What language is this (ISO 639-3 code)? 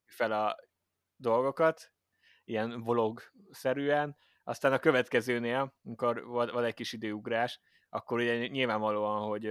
hun